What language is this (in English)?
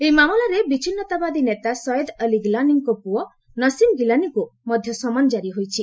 Odia